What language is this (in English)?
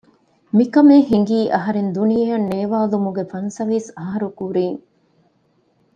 Divehi